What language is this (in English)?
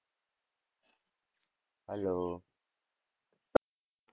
Gujarati